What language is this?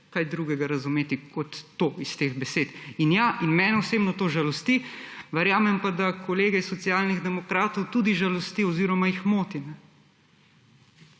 Slovenian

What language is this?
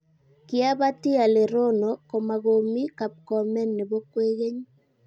Kalenjin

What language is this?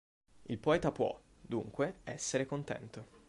Italian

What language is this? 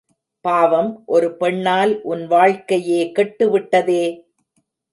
Tamil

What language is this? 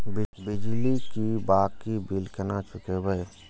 Maithili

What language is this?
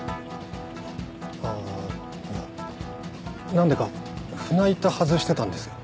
Japanese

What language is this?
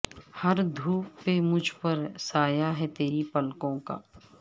Urdu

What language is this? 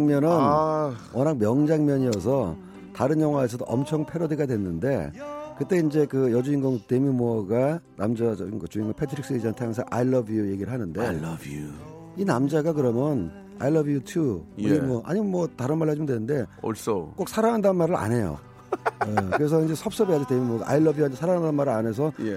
Korean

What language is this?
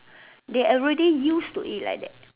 English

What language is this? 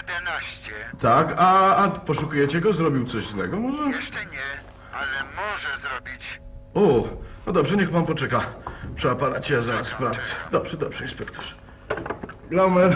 Polish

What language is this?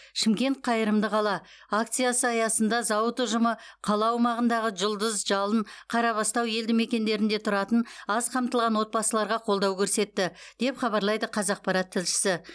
Kazakh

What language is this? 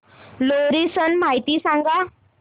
Marathi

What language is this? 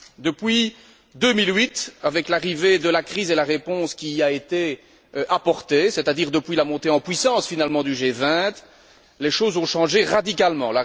French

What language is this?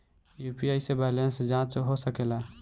Bhojpuri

